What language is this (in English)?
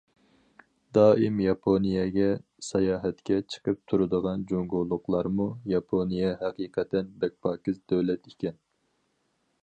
Uyghur